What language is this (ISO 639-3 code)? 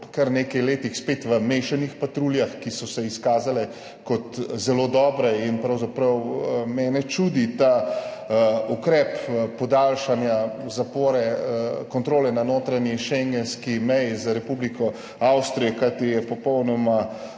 slv